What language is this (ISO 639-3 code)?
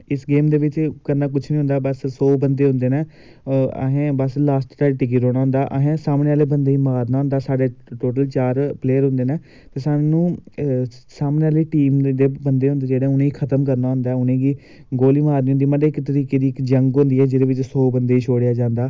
doi